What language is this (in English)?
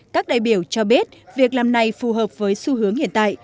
Vietnamese